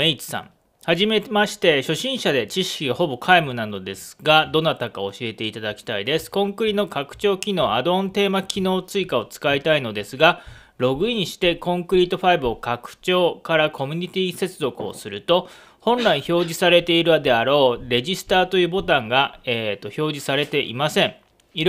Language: Japanese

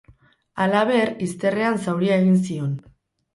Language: Basque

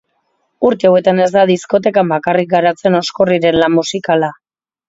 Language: Basque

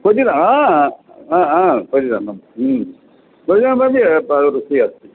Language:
Sanskrit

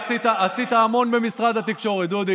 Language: Hebrew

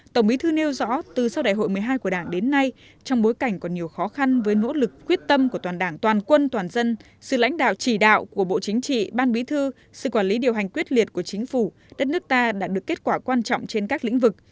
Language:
Vietnamese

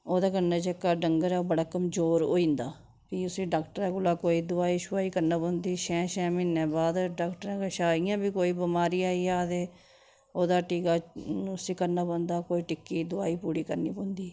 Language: Dogri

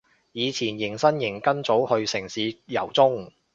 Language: Cantonese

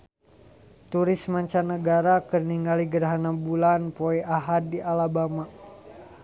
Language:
Sundanese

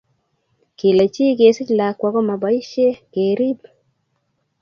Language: Kalenjin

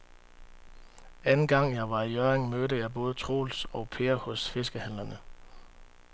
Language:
Danish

